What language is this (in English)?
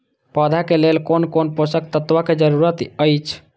Maithili